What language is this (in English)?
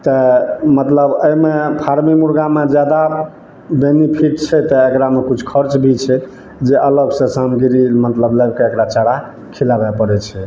Maithili